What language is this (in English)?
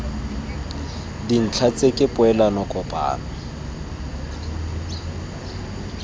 Tswana